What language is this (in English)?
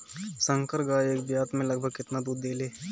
Bhojpuri